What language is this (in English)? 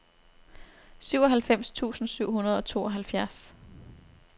Danish